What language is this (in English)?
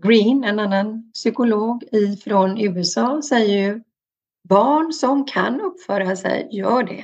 Swedish